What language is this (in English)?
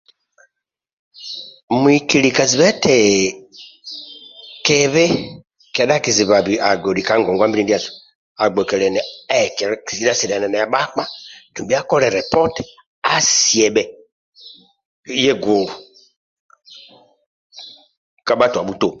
Amba (Uganda)